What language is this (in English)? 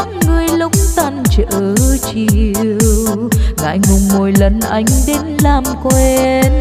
Vietnamese